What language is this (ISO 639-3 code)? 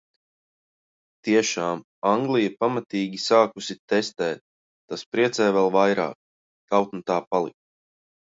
lav